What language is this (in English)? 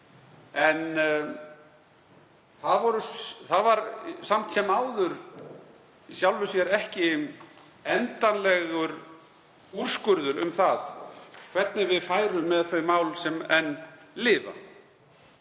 Icelandic